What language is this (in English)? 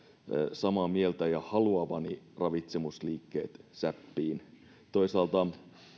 Finnish